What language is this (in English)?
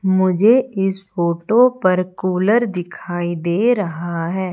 Hindi